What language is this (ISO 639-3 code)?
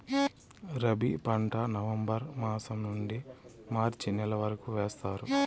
tel